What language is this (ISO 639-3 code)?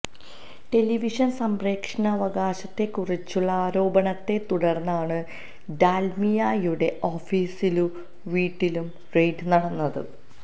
mal